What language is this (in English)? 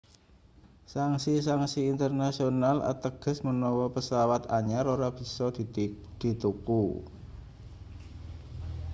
Javanese